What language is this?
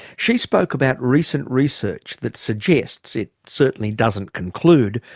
English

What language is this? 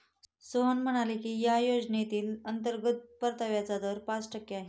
Marathi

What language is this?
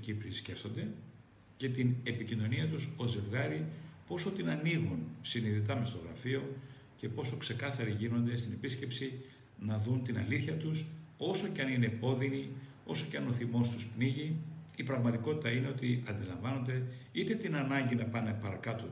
Greek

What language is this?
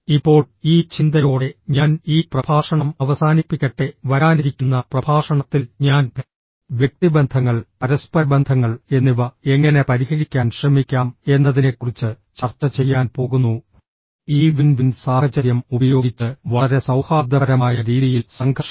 Malayalam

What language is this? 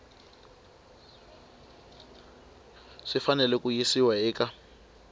Tsonga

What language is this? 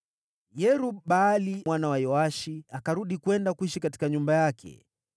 Swahili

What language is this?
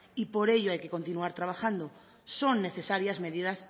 Spanish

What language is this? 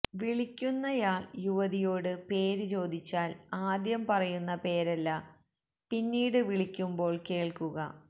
Malayalam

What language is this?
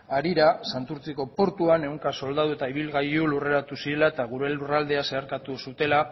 Basque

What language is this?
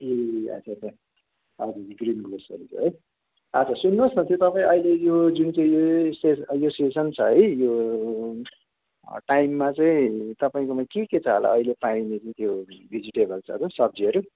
Nepali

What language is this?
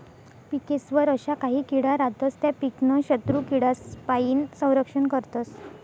Marathi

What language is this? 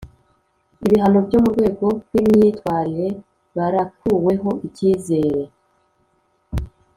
Kinyarwanda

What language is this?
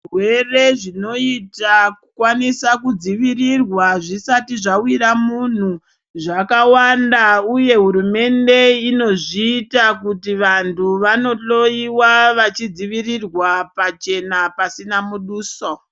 Ndau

